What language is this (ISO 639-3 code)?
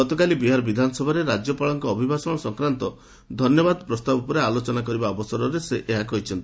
ori